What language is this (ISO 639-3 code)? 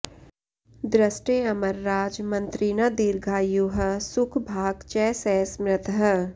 san